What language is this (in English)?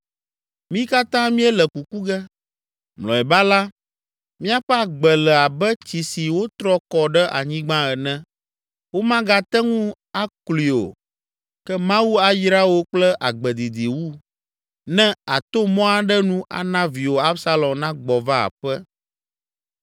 Ewe